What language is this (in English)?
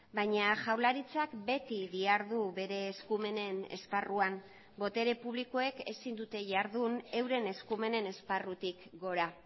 Basque